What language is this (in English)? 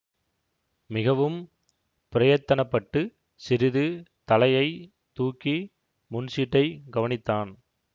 Tamil